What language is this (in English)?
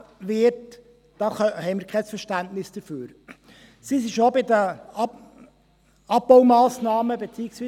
Swiss German